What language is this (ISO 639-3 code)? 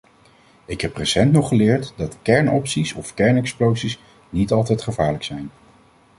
nld